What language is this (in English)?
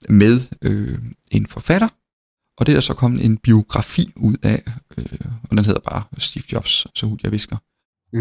Danish